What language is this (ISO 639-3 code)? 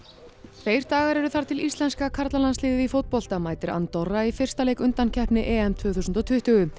isl